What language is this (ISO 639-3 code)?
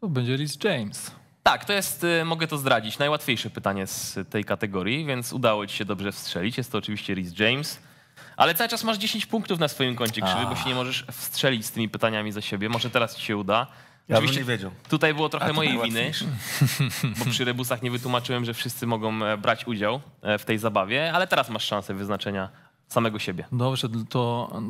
pol